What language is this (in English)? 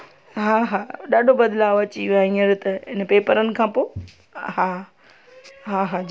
Sindhi